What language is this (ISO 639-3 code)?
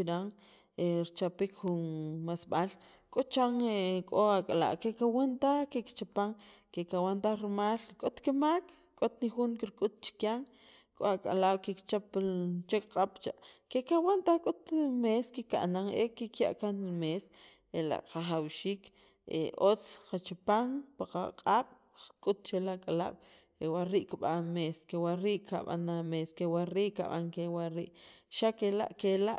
quv